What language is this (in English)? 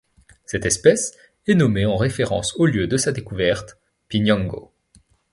French